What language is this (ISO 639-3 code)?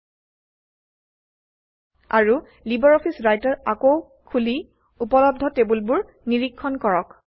asm